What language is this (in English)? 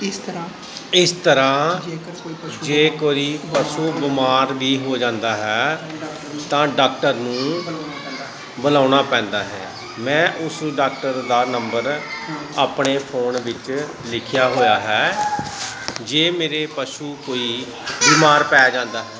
Punjabi